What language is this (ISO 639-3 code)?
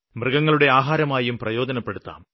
mal